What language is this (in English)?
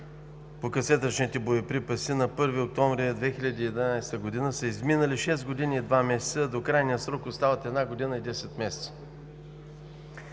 Bulgarian